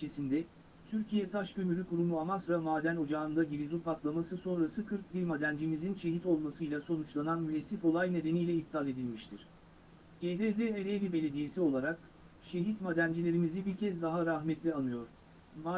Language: Turkish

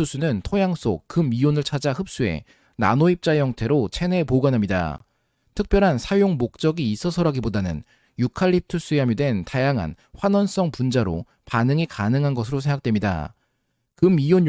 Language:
Korean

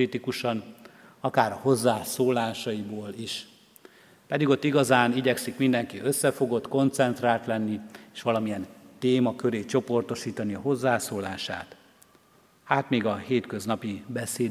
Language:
Hungarian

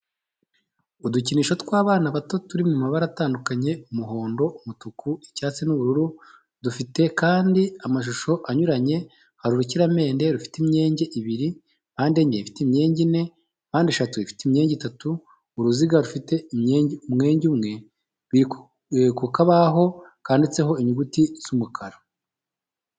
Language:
Kinyarwanda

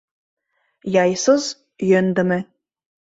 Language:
Mari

